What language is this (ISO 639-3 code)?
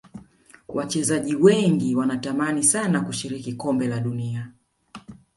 swa